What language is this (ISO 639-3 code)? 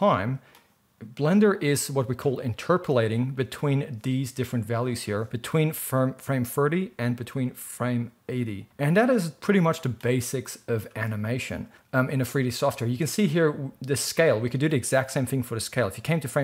eng